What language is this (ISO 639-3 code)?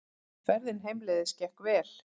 isl